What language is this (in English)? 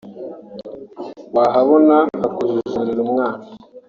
Kinyarwanda